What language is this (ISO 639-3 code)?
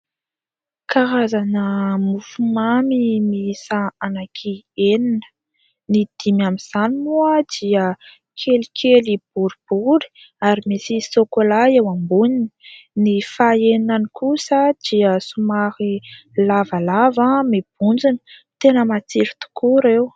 mlg